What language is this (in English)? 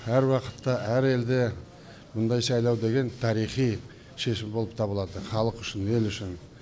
Kazakh